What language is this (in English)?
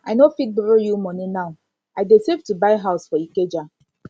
Nigerian Pidgin